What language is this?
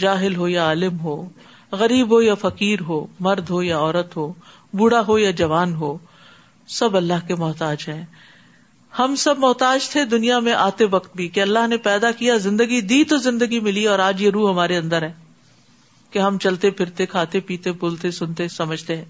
Urdu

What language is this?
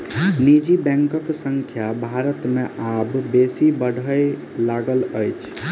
Maithili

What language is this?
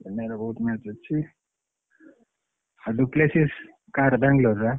Odia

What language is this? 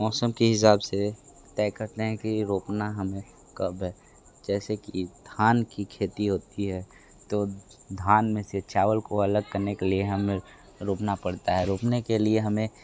Hindi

